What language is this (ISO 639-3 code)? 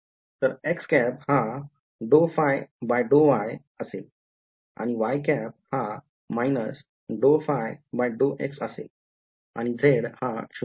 mar